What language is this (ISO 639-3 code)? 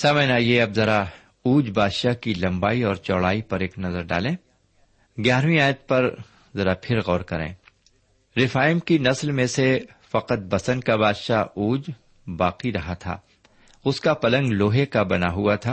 urd